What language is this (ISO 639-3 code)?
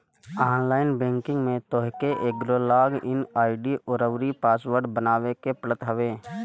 bho